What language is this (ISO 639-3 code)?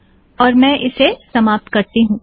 hin